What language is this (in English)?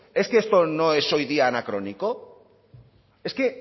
Spanish